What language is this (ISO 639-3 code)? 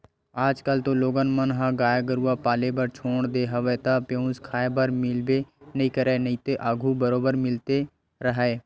hne